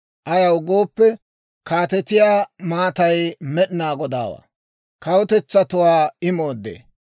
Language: Dawro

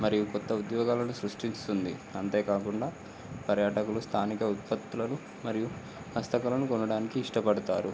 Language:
Telugu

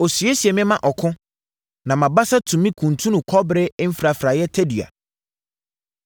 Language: Akan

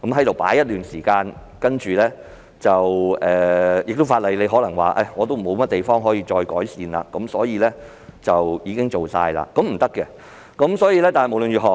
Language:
Cantonese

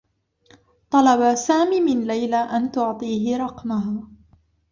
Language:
Arabic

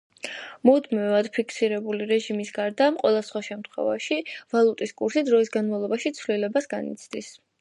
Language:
Georgian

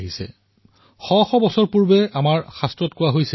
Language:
Assamese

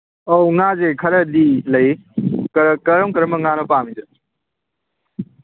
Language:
Manipuri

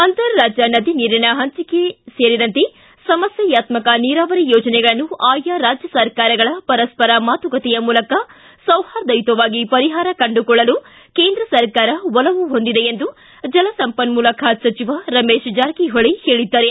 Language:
Kannada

